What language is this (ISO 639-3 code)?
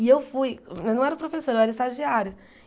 por